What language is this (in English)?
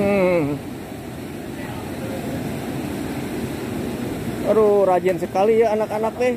Indonesian